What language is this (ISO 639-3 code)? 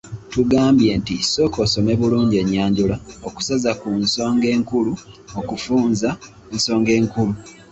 lug